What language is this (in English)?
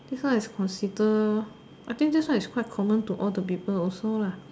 English